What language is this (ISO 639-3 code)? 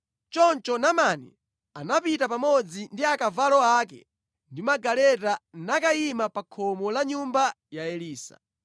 nya